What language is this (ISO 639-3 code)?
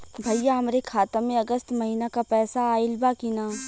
bho